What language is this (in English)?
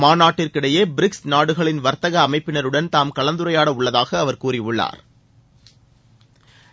Tamil